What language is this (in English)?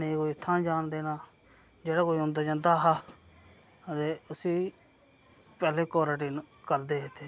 Dogri